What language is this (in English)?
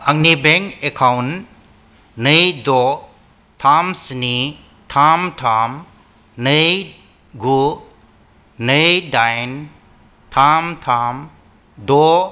Bodo